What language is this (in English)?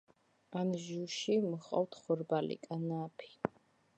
Georgian